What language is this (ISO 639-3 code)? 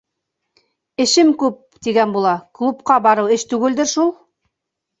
bak